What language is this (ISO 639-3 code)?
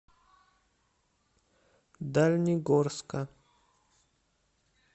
rus